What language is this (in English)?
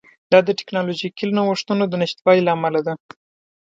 Pashto